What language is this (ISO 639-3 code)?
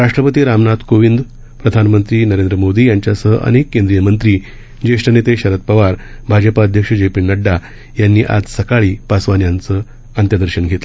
mar